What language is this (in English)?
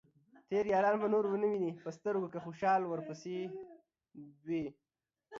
Pashto